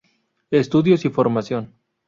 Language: Spanish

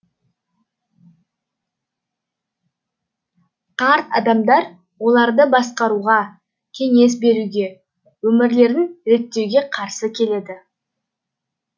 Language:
Kazakh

